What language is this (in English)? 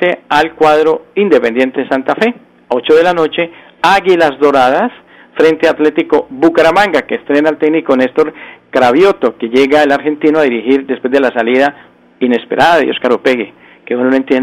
Spanish